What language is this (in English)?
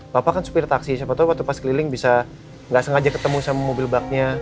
Indonesian